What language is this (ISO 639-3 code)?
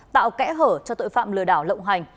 vie